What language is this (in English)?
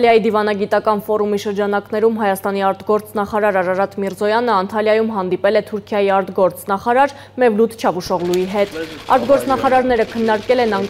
Turkish